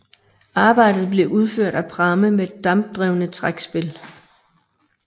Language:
Danish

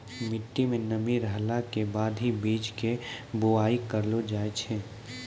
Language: Maithili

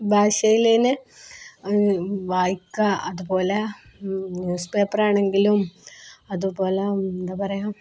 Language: Malayalam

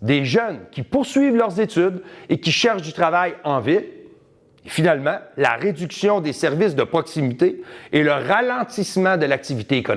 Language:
French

